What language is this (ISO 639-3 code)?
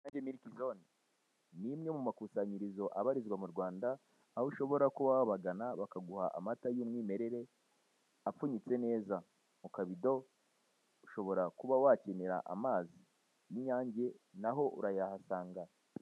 kin